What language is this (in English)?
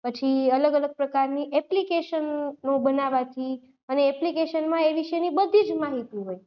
Gujarati